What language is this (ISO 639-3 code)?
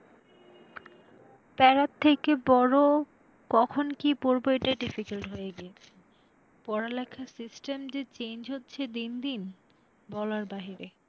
ben